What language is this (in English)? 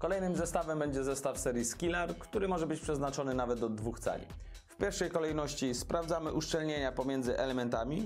Polish